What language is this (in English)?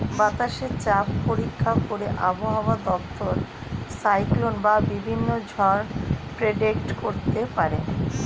Bangla